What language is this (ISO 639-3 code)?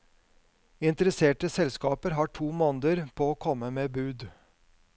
nor